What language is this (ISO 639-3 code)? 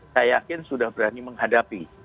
ind